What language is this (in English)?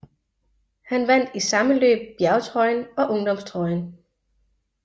Danish